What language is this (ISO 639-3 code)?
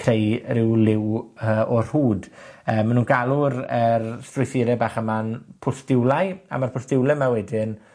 cym